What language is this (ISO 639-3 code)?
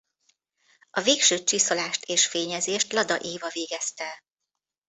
hun